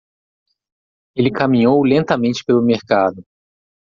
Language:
Portuguese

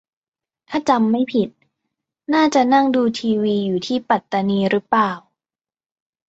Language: Thai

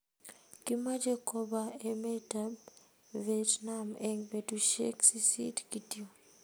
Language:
Kalenjin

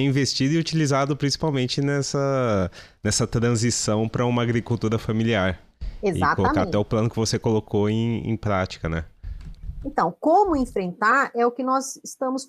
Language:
Portuguese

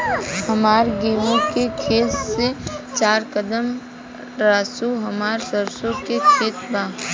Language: Bhojpuri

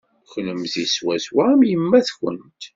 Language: Kabyle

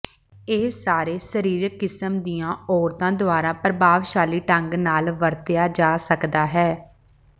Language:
Punjabi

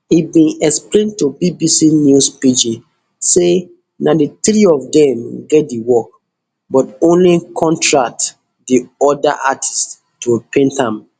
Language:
Nigerian Pidgin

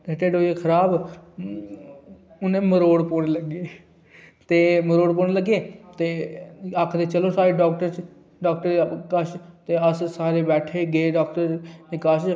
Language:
Dogri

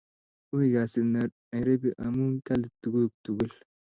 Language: Kalenjin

